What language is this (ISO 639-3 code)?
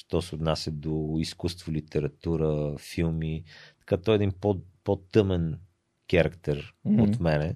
bul